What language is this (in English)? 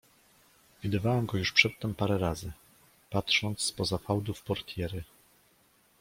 Polish